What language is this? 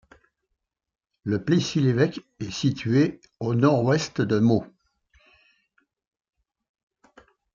French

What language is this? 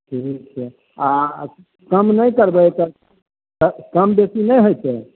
Maithili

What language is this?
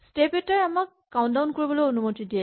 Assamese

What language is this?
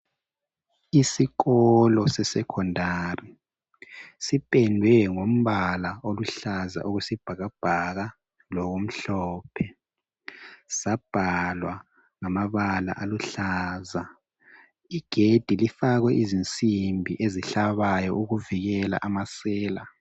North Ndebele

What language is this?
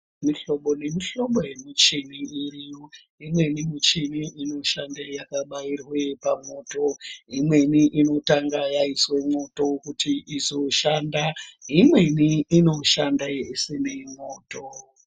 Ndau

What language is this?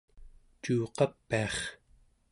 Central Yupik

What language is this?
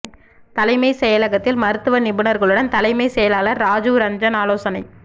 Tamil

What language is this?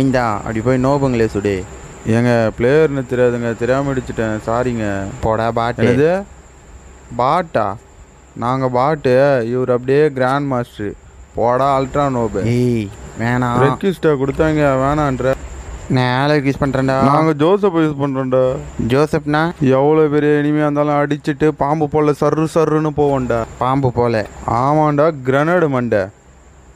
Dutch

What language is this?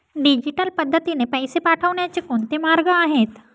Marathi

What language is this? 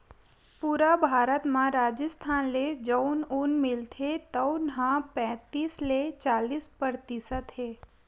Chhattisgarhi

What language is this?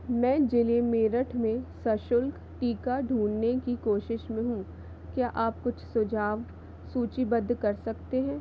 Hindi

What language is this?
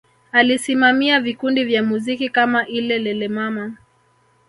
Swahili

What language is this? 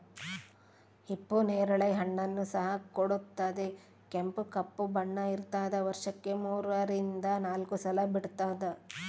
Kannada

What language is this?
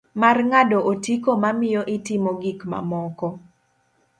Luo (Kenya and Tanzania)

